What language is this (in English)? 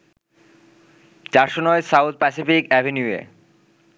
Bangla